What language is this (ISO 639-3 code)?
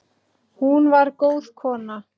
isl